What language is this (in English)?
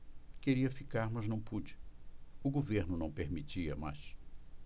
Portuguese